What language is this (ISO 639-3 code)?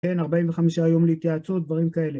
heb